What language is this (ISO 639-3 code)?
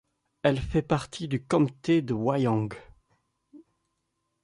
fra